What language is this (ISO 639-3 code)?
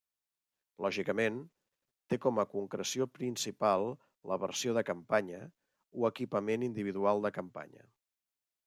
cat